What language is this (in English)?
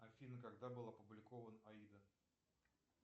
Russian